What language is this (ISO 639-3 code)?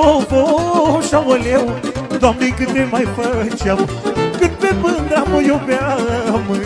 ron